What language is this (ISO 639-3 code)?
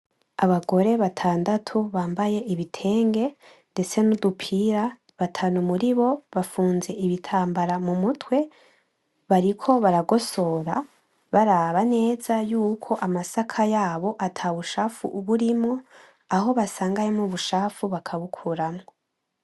run